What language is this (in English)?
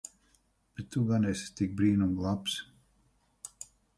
Latvian